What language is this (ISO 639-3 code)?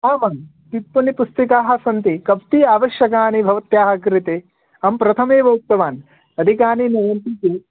san